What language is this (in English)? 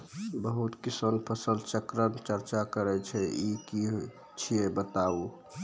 Maithili